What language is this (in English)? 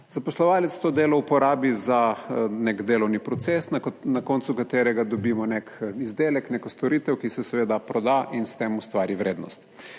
Slovenian